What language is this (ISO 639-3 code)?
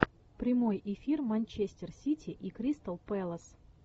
rus